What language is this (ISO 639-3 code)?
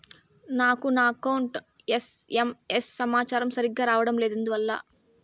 tel